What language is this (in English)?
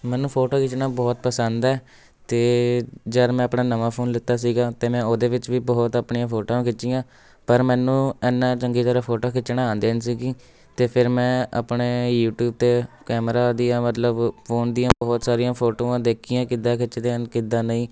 Punjabi